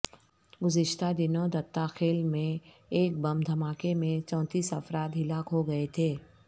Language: Urdu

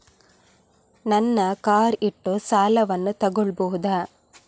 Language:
Kannada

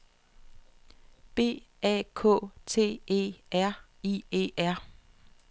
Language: Danish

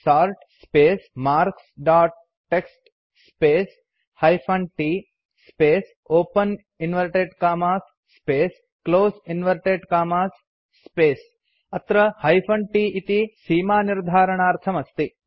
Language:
Sanskrit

